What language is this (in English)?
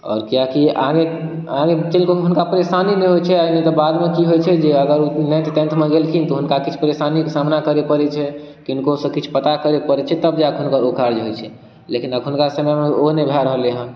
Maithili